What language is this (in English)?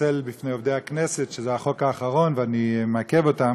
Hebrew